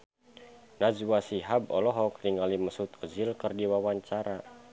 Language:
Sundanese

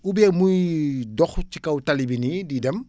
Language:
Wolof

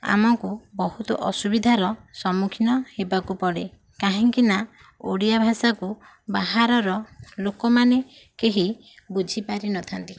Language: Odia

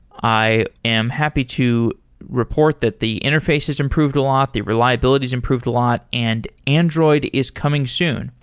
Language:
English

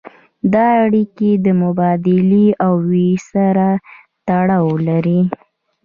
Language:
Pashto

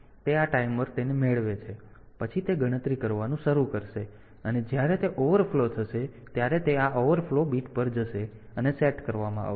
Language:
Gujarati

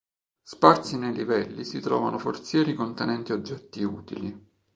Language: Italian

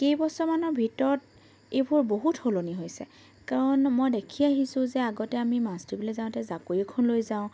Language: Assamese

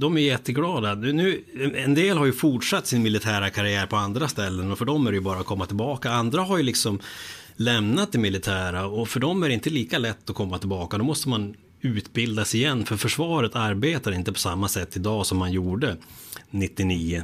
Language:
Swedish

